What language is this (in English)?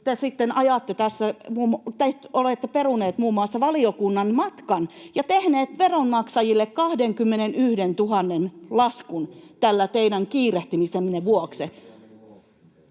Finnish